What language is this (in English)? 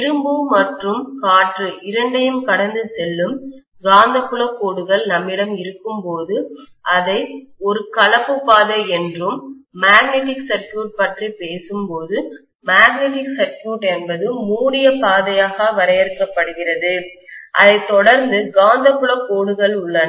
Tamil